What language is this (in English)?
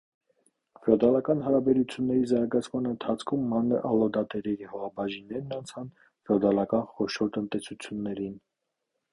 Armenian